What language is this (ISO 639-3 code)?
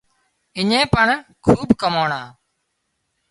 kxp